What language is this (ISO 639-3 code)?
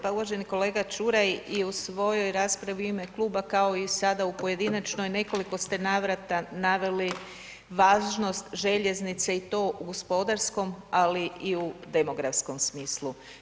hrv